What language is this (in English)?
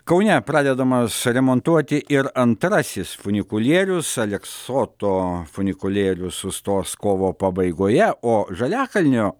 Lithuanian